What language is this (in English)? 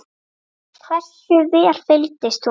Icelandic